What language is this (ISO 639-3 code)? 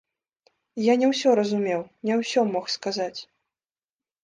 bel